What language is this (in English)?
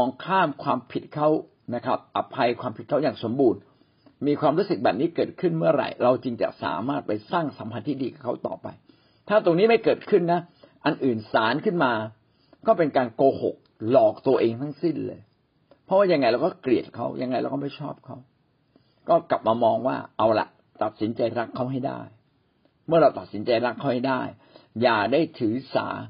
Thai